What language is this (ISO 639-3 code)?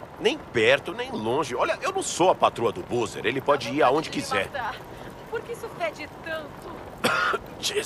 por